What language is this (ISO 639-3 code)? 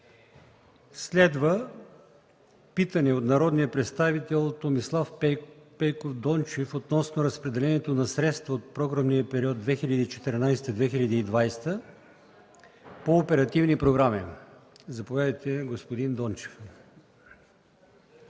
bul